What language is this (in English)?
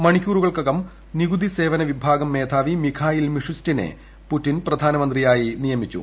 Malayalam